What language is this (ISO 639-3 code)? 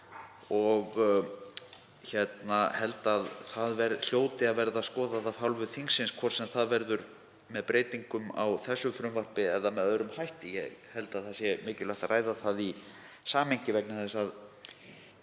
isl